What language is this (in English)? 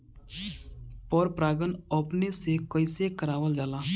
Bhojpuri